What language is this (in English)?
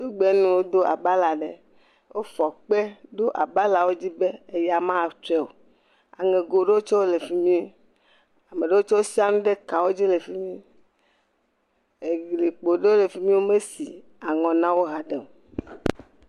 Ewe